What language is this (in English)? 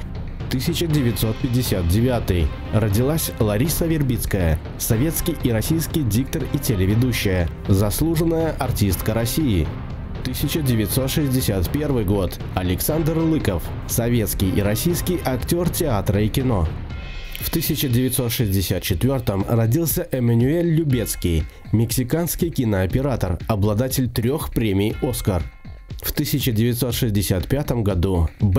Russian